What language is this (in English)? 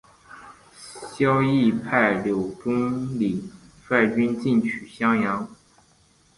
Chinese